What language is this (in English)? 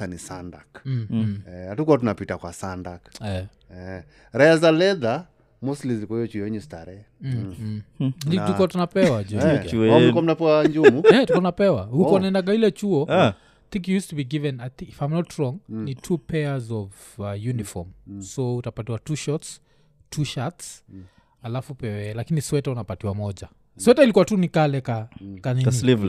Swahili